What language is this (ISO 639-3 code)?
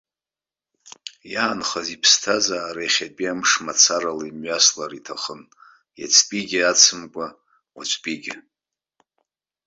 abk